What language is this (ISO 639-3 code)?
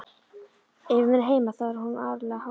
isl